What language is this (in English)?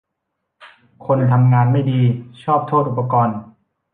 Thai